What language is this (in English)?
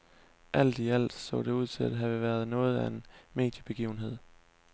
Danish